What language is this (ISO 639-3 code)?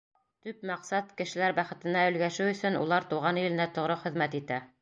bak